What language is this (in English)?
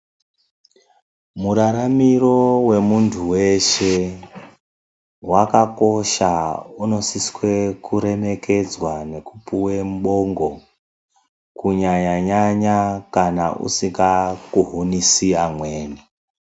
Ndau